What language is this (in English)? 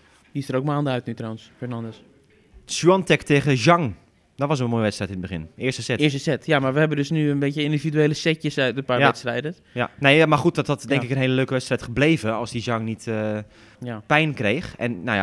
Dutch